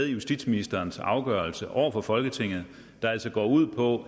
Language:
Danish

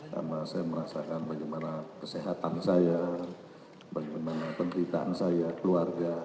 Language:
Indonesian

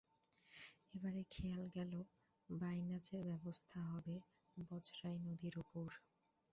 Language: Bangla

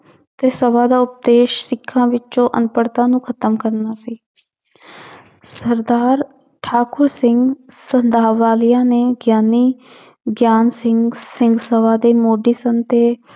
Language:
Punjabi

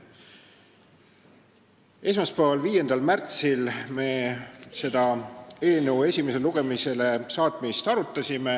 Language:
Estonian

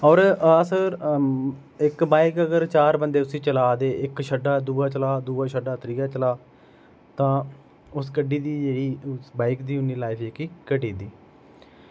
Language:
Dogri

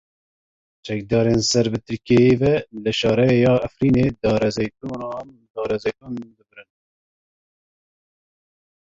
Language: Kurdish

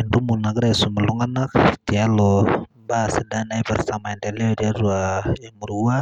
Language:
Masai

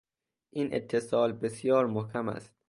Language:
Persian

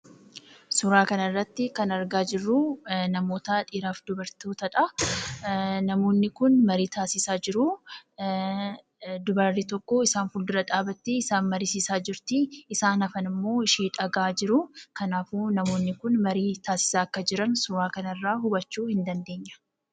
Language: Oromo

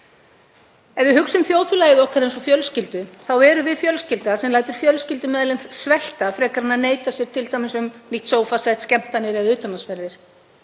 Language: Icelandic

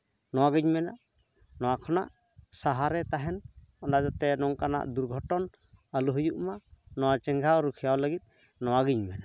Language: Santali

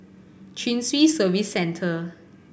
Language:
English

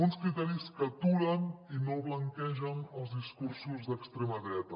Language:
Catalan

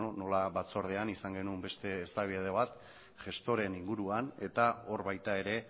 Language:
Basque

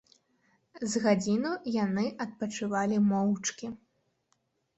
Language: Belarusian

